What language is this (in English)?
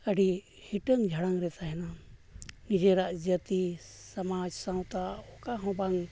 Santali